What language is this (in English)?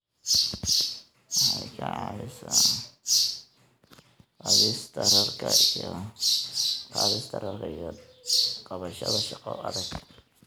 Somali